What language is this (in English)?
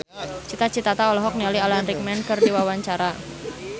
Sundanese